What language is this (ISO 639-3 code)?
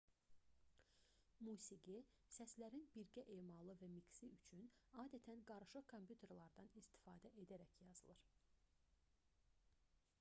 aze